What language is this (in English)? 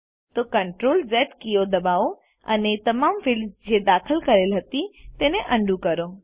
Gujarati